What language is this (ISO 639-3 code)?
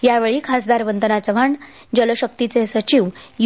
mar